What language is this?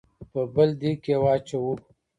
Pashto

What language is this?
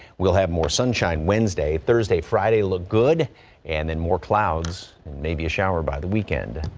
English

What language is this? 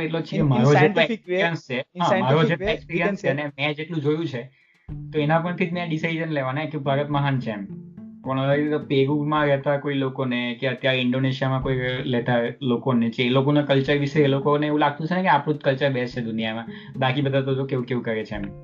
Gujarati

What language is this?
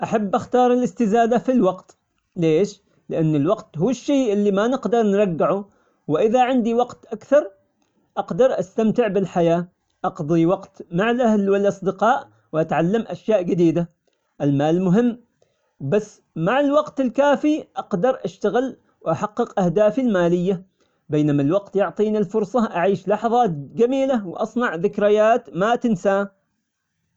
Omani Arabic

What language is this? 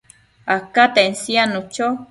Matsés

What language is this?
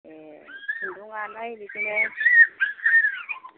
Bodo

